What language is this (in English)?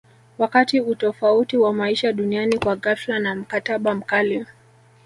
Swahili